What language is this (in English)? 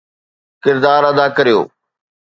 Sindhi